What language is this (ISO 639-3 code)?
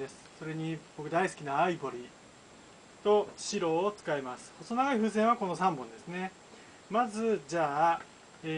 jpn